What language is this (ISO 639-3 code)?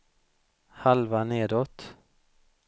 swe